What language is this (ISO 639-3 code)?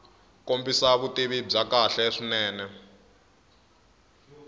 tso